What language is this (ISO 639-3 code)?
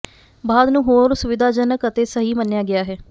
pan